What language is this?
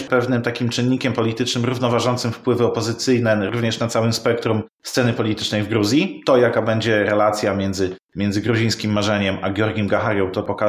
Polish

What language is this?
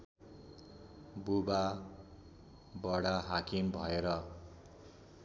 Nepali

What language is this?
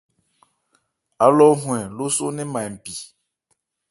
Ebrié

